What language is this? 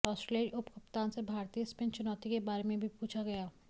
Hindi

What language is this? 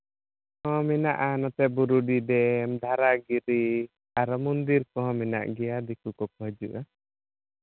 Santali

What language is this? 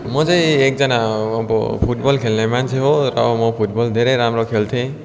Nepali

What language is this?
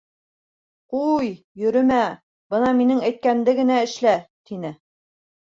Bashkir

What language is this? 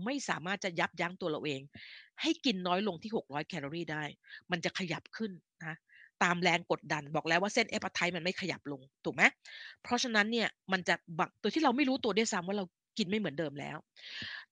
Thai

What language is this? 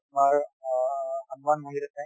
Assamese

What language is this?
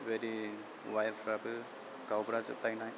Bodo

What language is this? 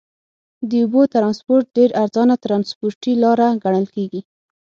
Pashto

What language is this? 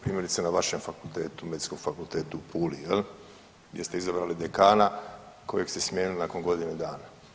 Croatian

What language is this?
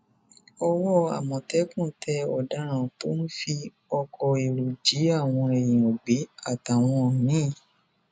Yoruba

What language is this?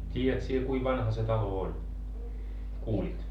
Finnish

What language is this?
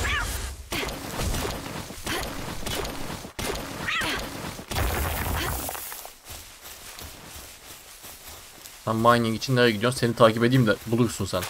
Turkish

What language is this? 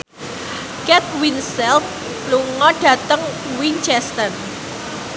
Javanese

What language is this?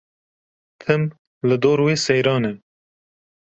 Kurdish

